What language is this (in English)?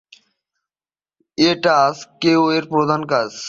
Bangla